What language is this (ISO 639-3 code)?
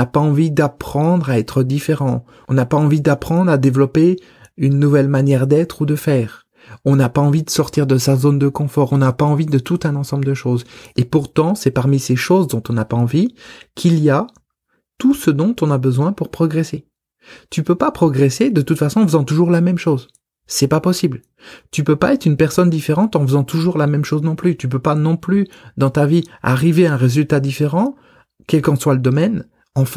fra